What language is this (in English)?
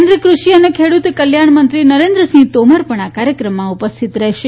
Gujarati